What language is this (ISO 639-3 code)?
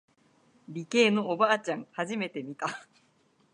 jpn